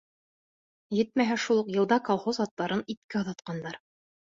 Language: Bashkir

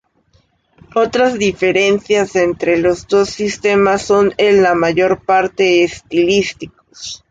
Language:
Spanish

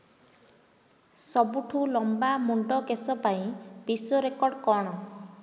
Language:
Odia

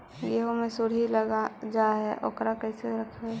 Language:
Magahi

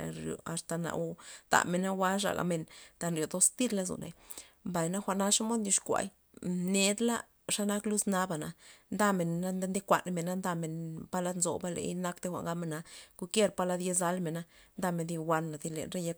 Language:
Loxicha Zapotec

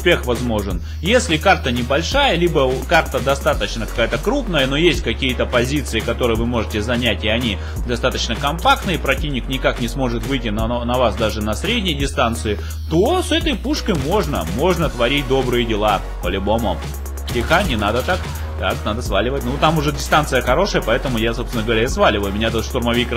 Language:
Russian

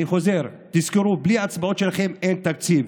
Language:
Hebrew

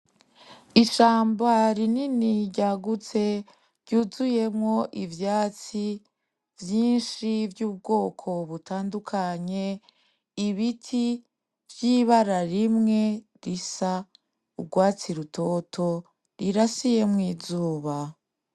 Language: Rundi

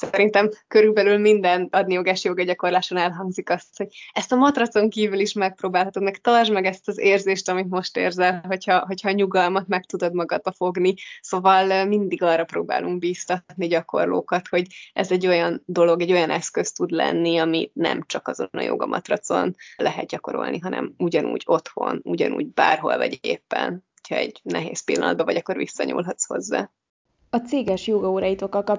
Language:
Hungarian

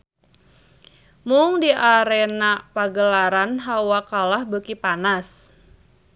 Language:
Sundanese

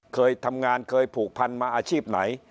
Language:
Thai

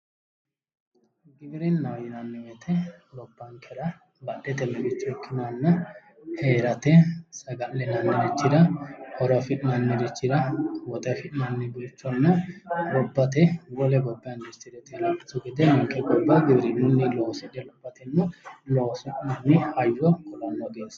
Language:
Sidamo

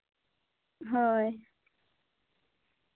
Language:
Santali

